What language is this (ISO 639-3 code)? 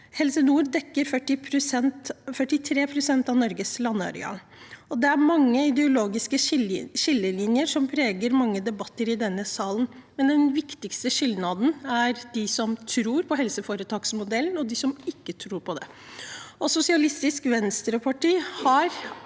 nor